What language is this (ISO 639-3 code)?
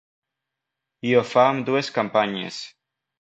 cat